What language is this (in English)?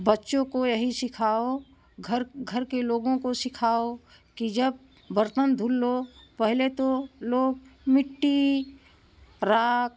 Hindi